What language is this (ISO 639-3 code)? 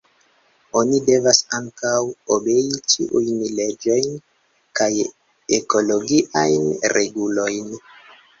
epo